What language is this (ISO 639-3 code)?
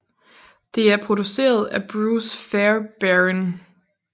dan